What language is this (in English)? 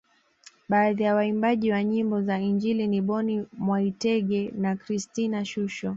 Swahili